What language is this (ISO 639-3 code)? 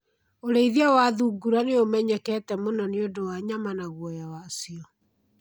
kik